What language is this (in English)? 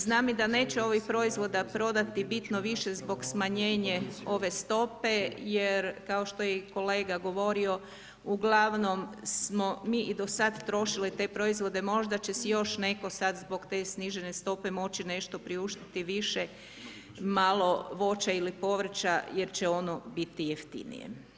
Croatian